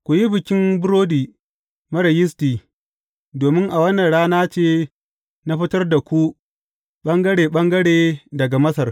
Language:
Hausa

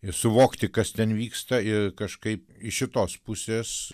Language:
Lithuanian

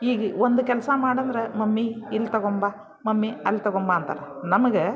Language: Kannada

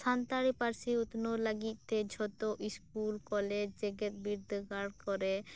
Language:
Santali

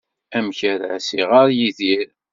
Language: Kabyle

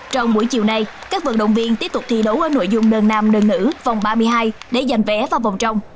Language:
Vietnamese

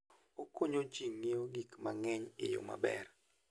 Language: Luo (Kenya and Tanzania)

